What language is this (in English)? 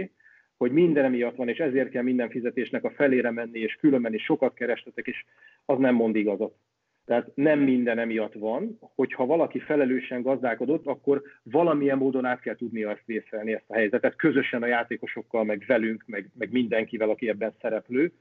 Hungarian